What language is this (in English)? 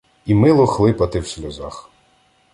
Ukrainian